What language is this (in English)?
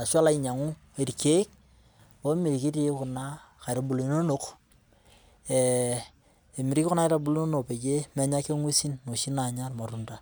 Masai